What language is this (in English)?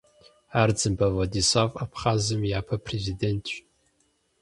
Kabardian